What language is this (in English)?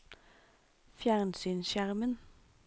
Norwegian